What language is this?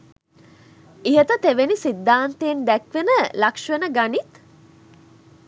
Sinhala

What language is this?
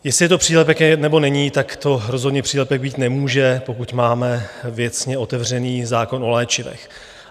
Czech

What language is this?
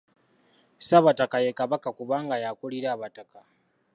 Ganda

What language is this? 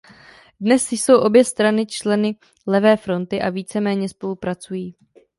Czech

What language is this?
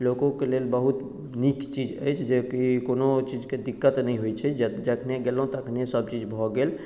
Maithili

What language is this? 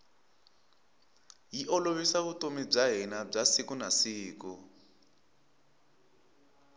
Tsonga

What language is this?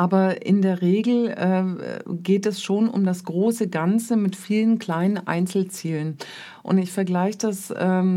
German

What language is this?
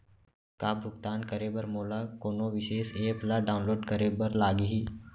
Chhattisgarhi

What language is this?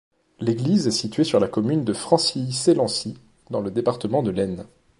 French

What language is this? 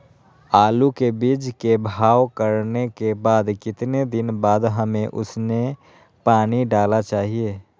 Magahi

